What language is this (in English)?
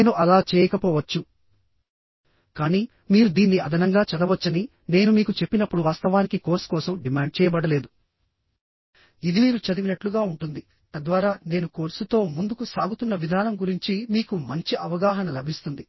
Telugu